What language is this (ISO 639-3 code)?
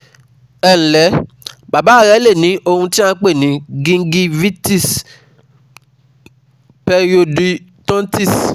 yor